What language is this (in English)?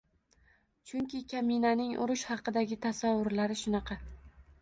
Uzbek